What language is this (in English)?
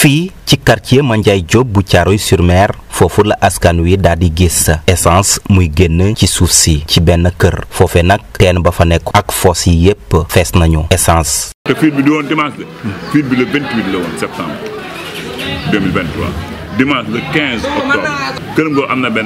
French